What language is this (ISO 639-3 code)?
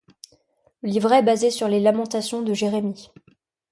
fra